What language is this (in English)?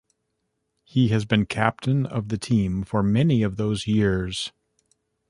English